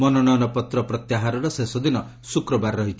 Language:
Odia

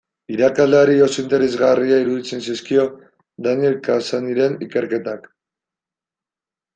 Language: Basque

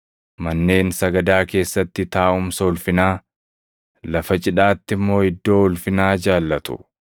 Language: Oromo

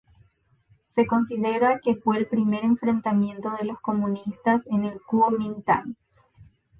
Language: Spanish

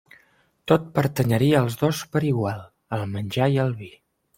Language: Catalan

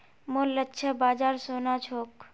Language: Magahi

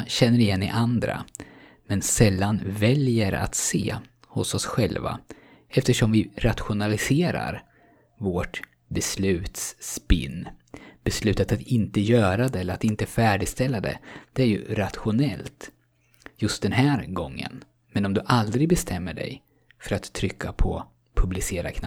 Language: Swedish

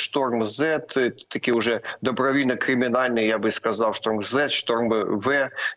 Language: Ukrainian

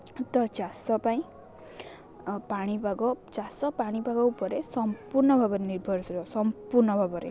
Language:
Odia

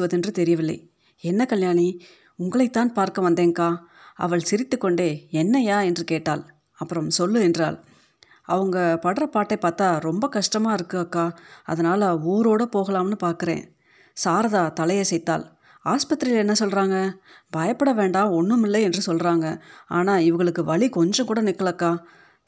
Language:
Tamil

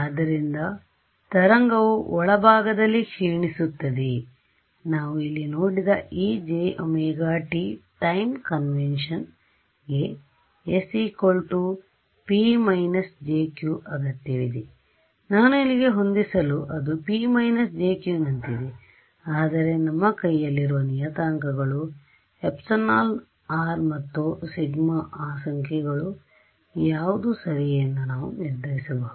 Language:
Kannada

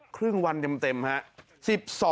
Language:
Thai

